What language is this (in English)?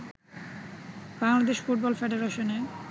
Bangla